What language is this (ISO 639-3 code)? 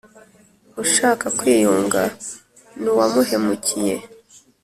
kin